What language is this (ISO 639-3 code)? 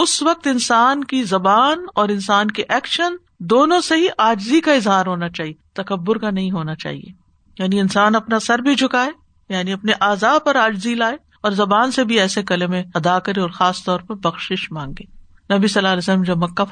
urd